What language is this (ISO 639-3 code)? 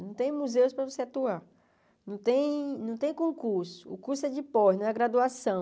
por